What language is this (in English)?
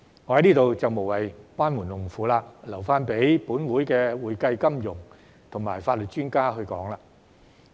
Cantonese